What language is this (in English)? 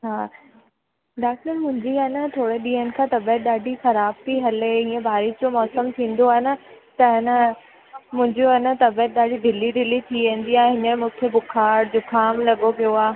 Sindhi